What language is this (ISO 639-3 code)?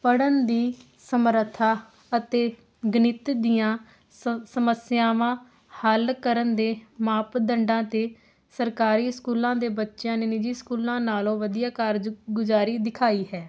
pan